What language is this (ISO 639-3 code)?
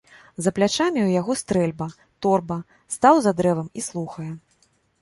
bel